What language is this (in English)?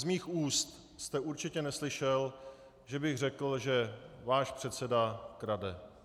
Czech